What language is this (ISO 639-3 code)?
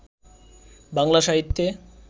ben